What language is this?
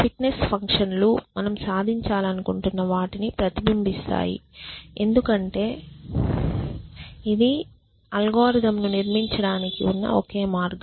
Telugu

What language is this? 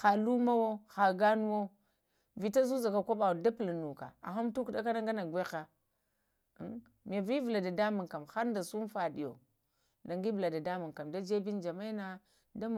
Lamang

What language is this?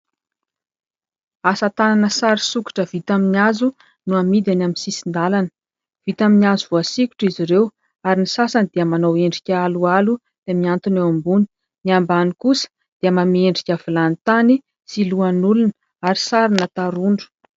Malagasy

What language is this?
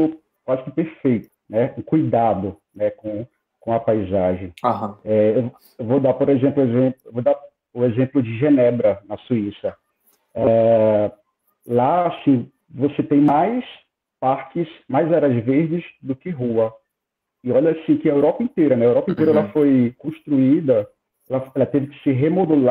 Portuguese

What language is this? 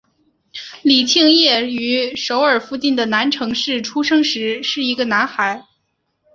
Chinese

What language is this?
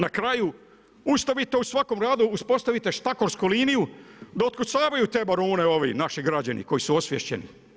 Croatian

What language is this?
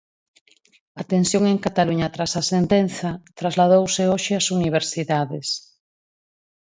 Galician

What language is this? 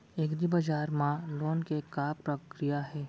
Chhattisgarhi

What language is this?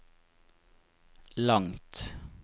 Norwegian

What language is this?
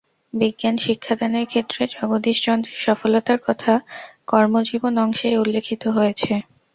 Bangla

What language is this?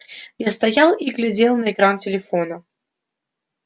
Russian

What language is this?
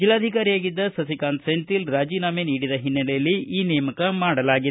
Kannada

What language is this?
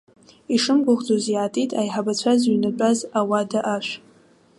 Abkhazian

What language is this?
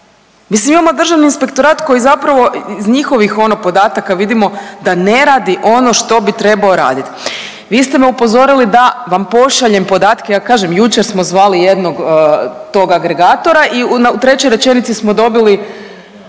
Croatian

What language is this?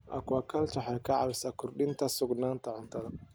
Somali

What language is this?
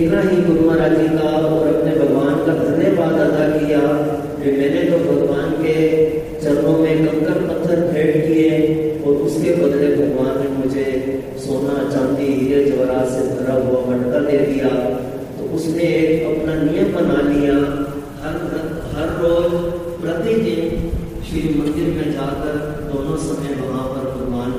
Hindi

